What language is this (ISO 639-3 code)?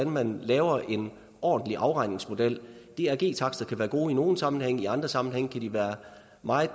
dan